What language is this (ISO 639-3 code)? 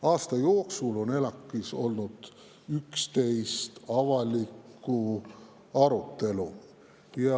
est